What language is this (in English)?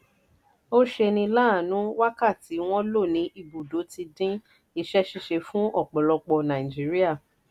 Yoruba